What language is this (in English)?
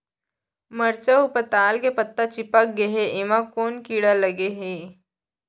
Chhattisgarhi